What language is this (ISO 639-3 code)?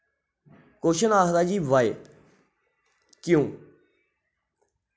doi